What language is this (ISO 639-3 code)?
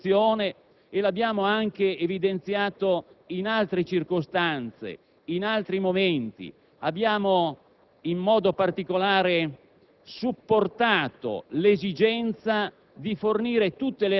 ita